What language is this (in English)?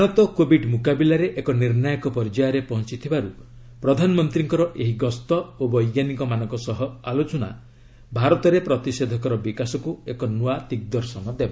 Odia